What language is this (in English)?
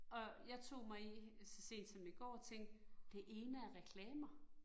Danish